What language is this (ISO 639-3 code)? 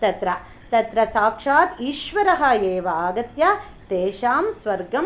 san